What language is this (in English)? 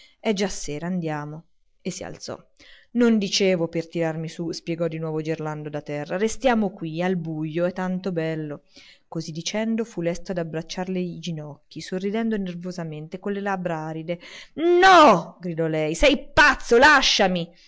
Italian